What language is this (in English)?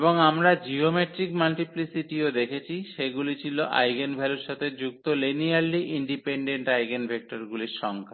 Bangla